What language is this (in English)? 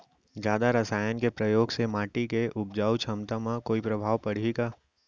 Chhattisgarhi